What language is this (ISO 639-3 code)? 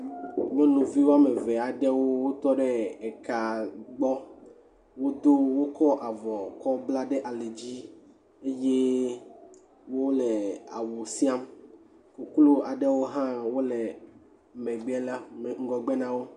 ewe